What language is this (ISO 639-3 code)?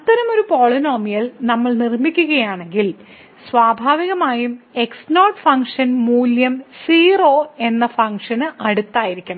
mal